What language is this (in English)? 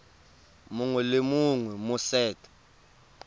Tswana